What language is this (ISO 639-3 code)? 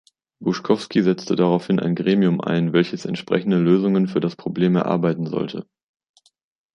deu